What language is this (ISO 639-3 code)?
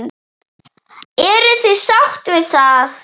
isl